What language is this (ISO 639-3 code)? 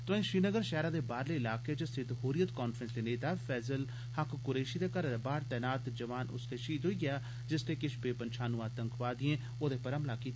doi